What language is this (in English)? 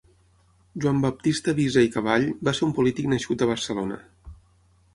Catalan